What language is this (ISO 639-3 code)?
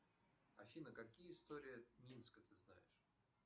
rus